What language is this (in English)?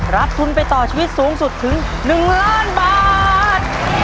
Thai